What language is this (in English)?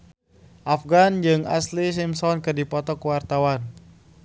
Sundanese